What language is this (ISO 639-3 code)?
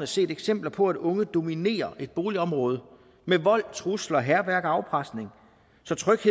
dan